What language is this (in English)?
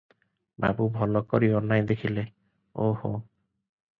Odia